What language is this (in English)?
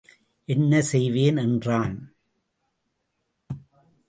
Tamil